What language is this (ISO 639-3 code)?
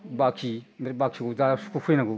brx